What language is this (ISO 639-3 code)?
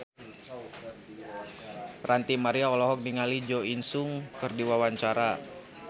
sun